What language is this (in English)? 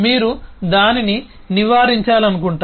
Telugu